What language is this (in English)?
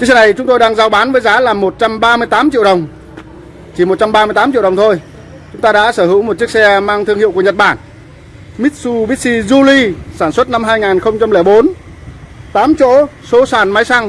Vietnamese